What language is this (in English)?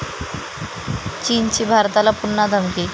Marathi